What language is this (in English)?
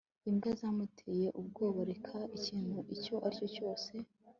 Kinyarwanda